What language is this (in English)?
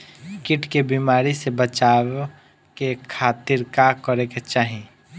Bhojpuri